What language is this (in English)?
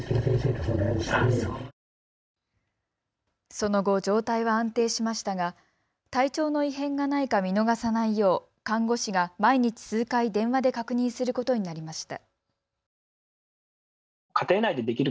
Japanese